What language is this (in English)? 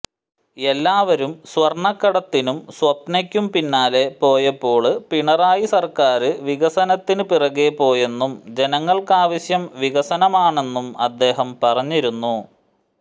Malayalam